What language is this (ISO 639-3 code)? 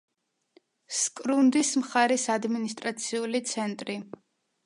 kat